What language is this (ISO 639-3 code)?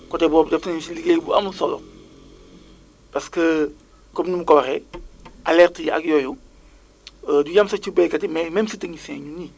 wol